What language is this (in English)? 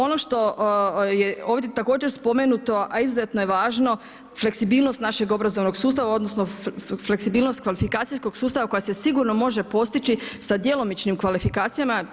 Croatian